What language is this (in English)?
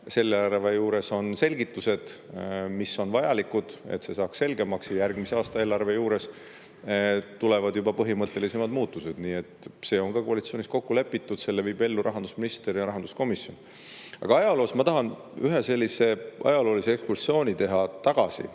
Estonian